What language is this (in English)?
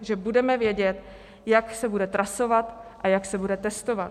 Czech